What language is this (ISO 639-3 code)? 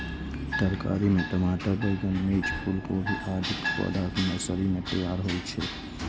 mai